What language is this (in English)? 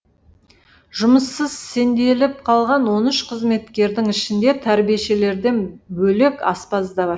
Kazakh